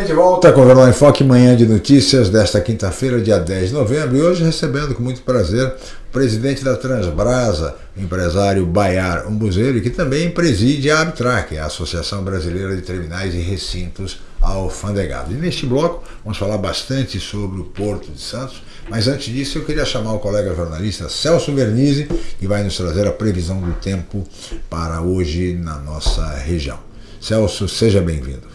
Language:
Portuguese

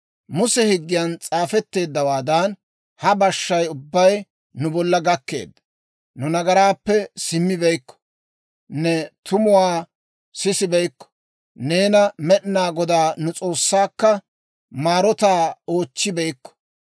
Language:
Dawro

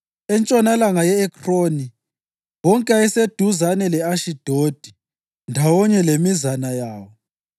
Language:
North Ndebele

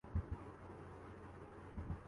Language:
Urdu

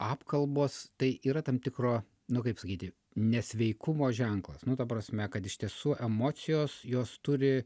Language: Lithuanian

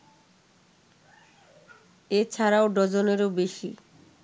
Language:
Bangla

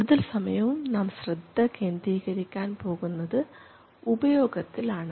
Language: Malayalam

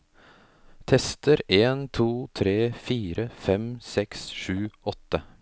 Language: Norwegian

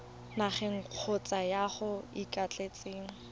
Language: Tswana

